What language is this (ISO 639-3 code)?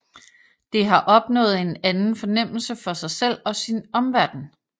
dan